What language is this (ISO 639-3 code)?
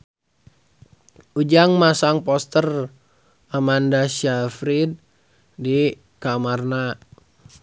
sun